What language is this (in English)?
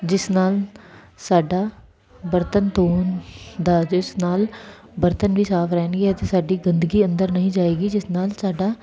Punjabi